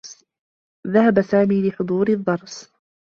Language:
Arabic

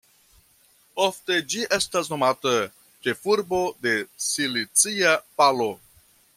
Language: Esperanto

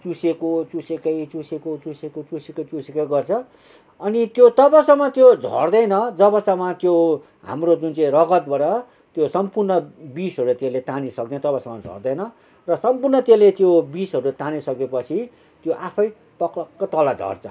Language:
Nepali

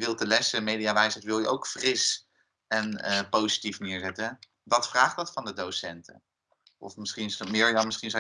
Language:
Dutch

